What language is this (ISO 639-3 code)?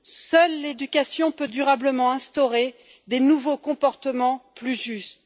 fra